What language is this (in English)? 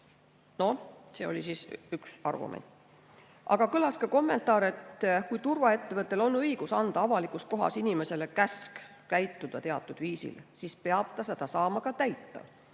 Estonian